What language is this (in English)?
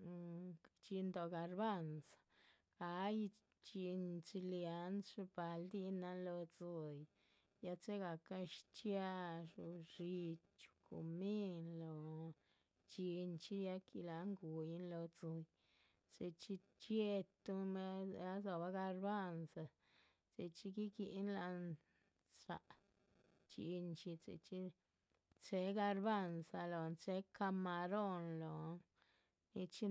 Chichicapan Zapotec